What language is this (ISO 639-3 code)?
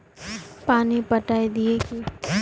mag